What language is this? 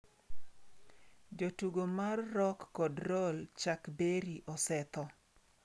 Luo (Kenya and Tanzania)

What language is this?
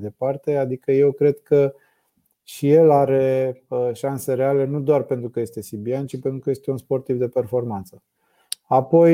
Romanian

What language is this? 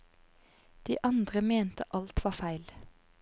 Norwegian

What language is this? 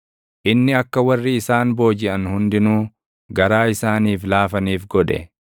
Oromo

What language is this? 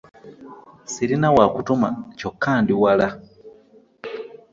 Ganda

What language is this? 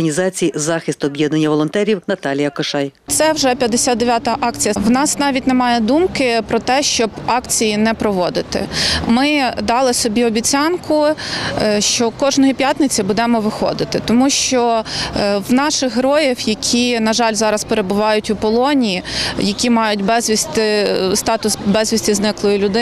Ukrainian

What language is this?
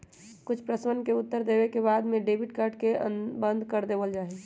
Magahi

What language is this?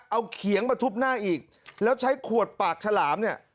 Thai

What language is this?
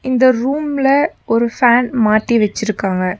Tamil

